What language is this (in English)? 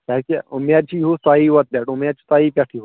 Kashmiri